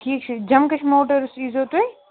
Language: Kashmiri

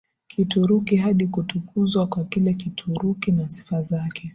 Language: Swahili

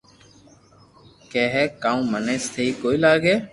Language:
Loarki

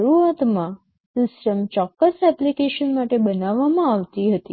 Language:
Gujarati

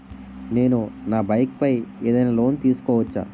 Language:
Telugu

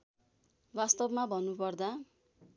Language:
Nepali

